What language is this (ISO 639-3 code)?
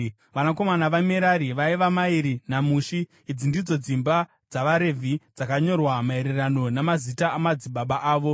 sna